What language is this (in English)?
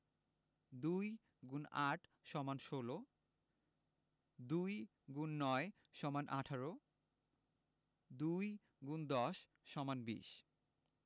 Bangla